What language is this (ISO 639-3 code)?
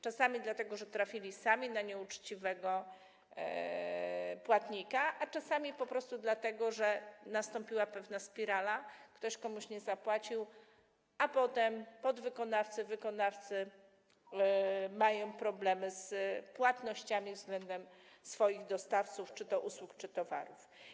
pol